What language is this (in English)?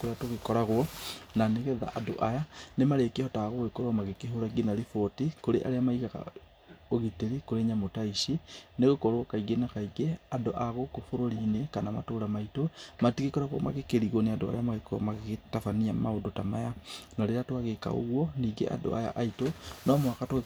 Kikuyu